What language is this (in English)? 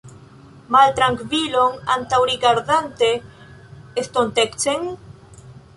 Esperanto